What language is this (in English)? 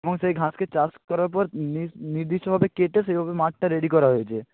Bangla